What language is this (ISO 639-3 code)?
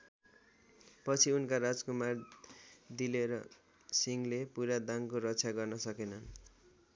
nep